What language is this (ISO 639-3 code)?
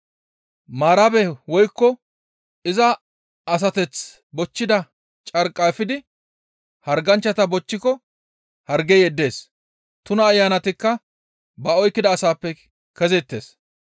gmv